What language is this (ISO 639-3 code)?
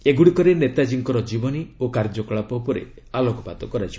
ori